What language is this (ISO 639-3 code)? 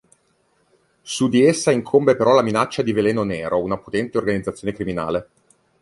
ita